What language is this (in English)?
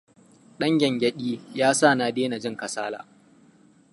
Hausa